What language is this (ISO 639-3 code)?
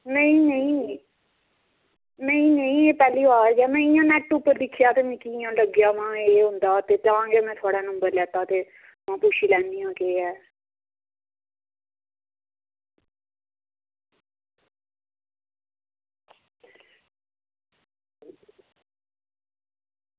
doi